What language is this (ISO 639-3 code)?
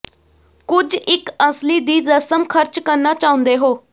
pan